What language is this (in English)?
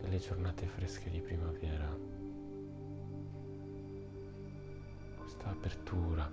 Italian